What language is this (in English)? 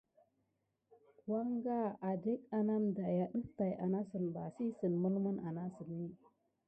Gidar